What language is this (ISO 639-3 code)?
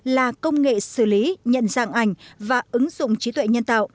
vie